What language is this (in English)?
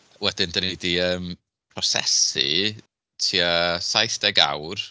Welsh